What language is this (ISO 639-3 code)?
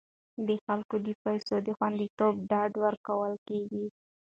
pus